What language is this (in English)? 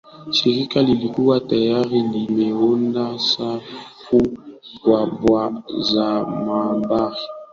Swahili